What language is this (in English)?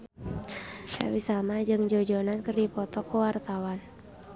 Sundanese